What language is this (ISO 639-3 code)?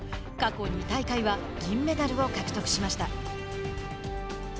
jpn